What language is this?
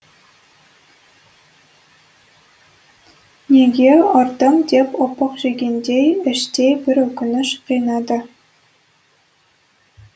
Kazakh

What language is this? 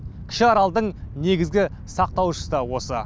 Kazakh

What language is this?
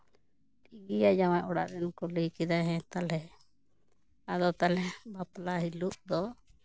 Santali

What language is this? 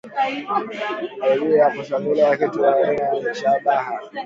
Swahili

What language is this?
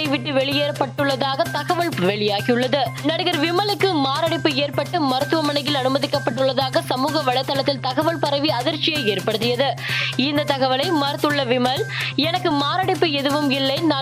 Tamil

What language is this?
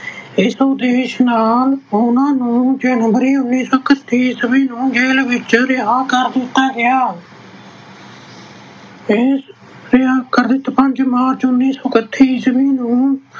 Punjabi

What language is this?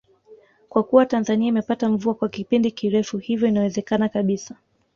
Swahili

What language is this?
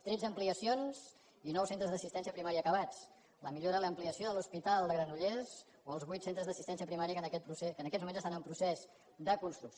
Catalan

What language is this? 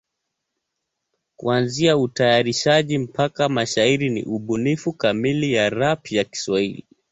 Swahili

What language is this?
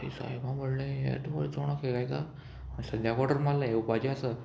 Konkani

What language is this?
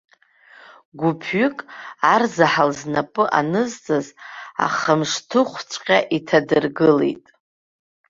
Abkhazian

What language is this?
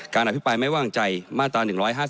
Thai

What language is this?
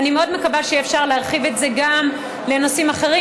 Hebrew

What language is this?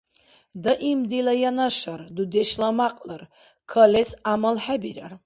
Dargwa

